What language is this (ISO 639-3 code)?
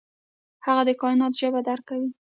pus